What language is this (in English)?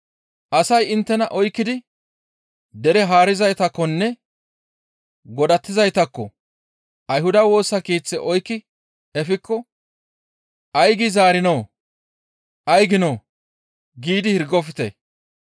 Gamo